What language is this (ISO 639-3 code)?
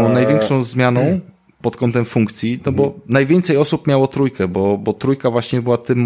pol